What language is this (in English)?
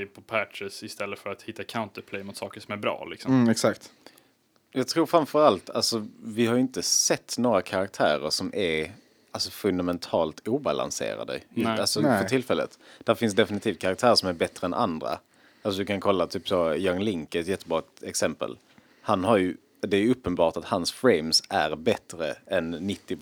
Swedish